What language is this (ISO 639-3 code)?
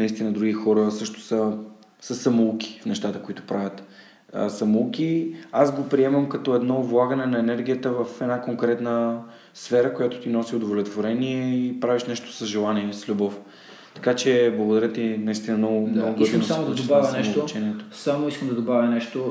bul